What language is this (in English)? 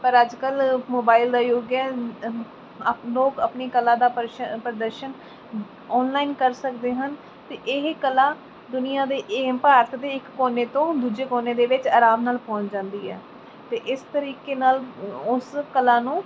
Punjabi